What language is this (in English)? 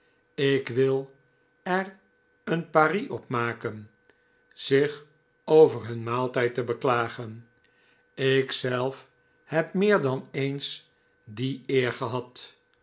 Dutch